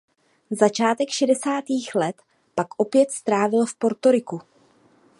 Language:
Czech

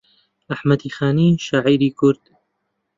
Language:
Central Kurdish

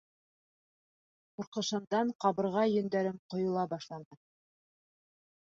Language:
Bashkir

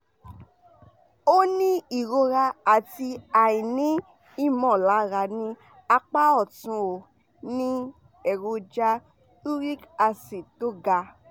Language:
Yoruba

